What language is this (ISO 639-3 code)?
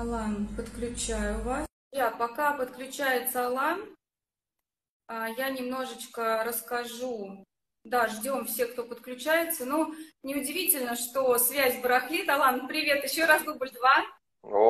rus